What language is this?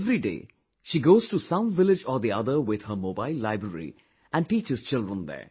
English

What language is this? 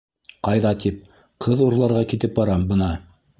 Bashkir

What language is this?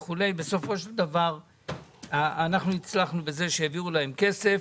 Hebrew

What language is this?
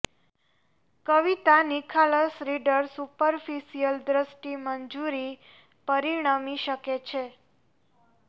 Gujarati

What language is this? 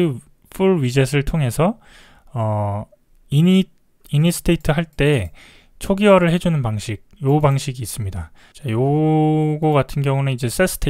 Korean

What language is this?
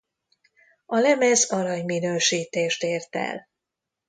Hungarian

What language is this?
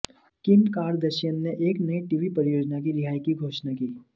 Hindi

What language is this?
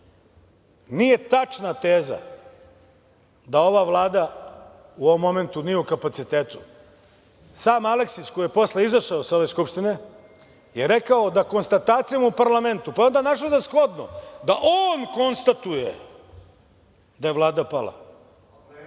Serbian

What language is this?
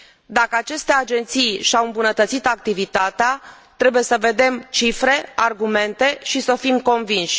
Romanian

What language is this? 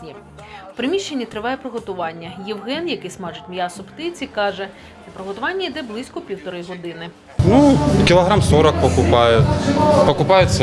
Ukrainian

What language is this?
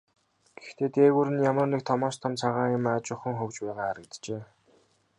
Mongolian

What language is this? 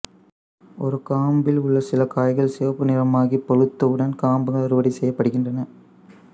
Tamil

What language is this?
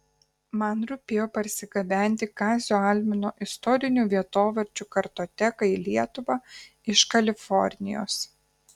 Lithuanian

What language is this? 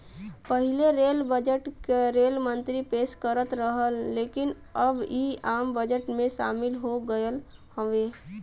Bhojpuri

